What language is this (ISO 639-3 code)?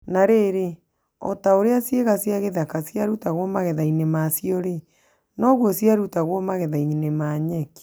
kik